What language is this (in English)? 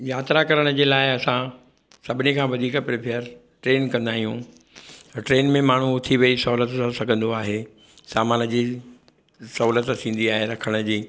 Sindhi